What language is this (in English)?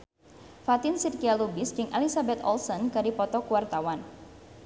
Sundanese